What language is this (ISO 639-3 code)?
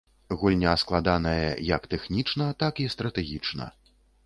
bel